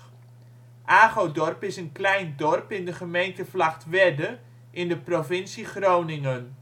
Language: Dutch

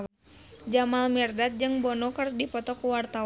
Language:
Sundanese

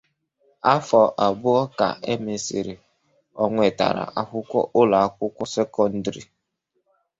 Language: Igbo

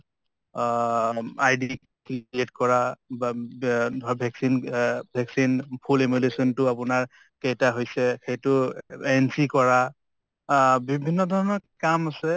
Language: Assamese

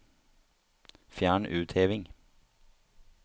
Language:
Norwegian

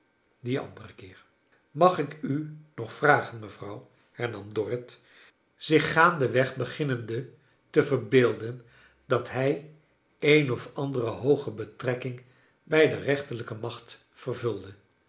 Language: Dutch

